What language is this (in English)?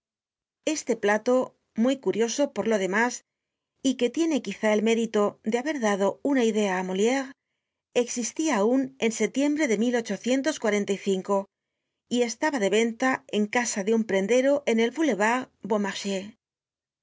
Spanish